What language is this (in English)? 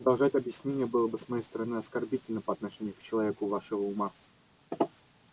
Russian